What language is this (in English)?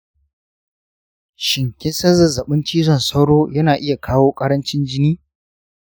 Hausa